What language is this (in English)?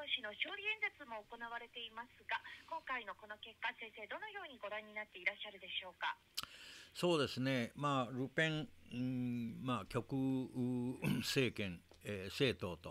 Japanese